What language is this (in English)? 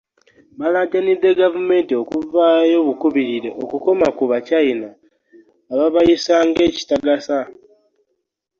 Ganda